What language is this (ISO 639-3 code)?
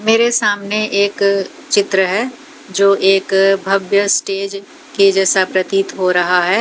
hin